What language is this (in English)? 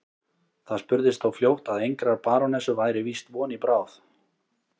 Icelandic